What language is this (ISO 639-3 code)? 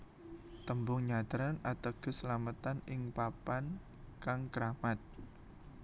jav